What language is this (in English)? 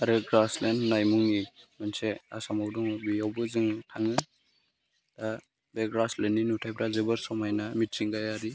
Bodo